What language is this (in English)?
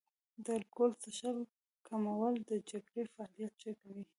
Pashto